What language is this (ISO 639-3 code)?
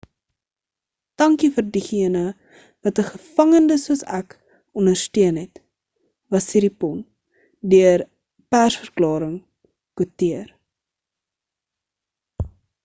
afr